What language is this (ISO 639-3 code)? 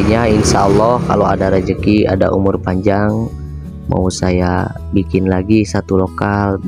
ind